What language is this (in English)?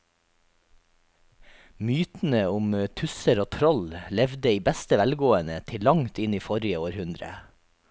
Norwegian